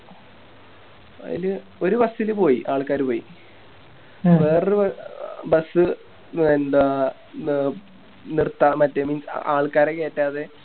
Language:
Malayalam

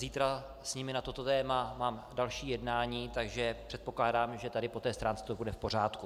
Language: Czech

